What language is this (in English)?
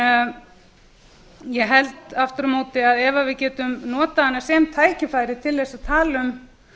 Icelandic